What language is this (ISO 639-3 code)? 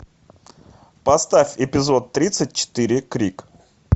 rus